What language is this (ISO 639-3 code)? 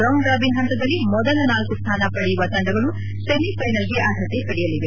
kan